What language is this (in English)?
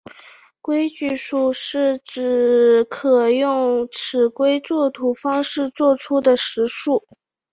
Chinese